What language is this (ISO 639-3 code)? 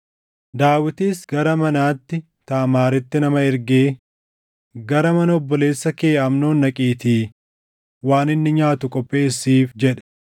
orm